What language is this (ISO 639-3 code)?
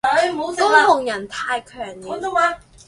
zho